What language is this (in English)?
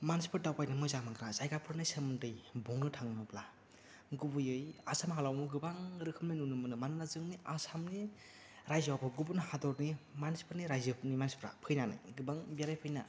Bodo